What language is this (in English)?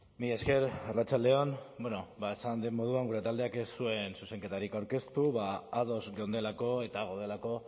Basque